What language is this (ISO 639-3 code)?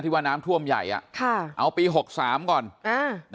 tha